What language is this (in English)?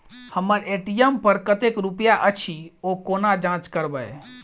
Maithili